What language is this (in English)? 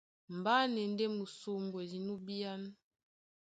Duala